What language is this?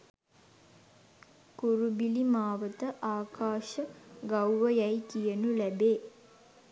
Sinhala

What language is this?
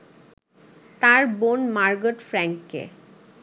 Bangla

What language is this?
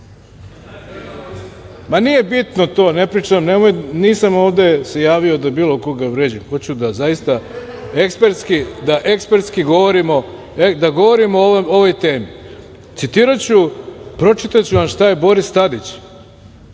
Serbian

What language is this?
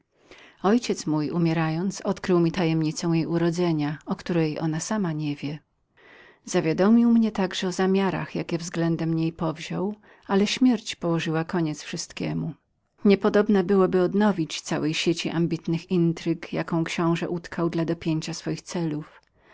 Polish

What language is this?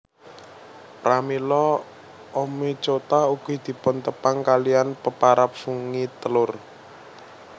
Javanese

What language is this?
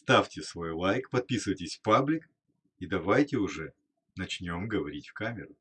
Russian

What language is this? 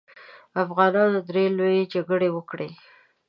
Pashto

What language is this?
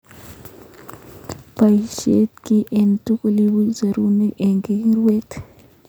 Kalenjin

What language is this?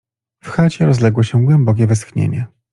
Polish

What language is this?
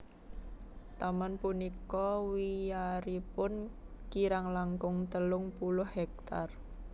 Javanese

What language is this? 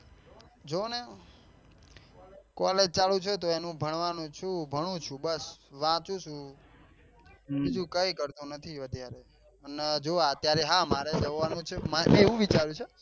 Gujarati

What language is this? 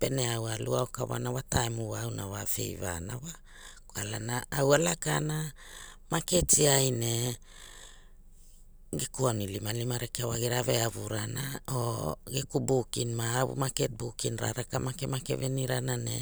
Hula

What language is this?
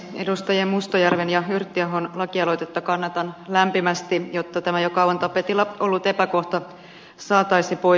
Finnish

